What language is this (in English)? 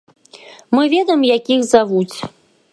Belarusian